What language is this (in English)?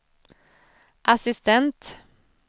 Swedish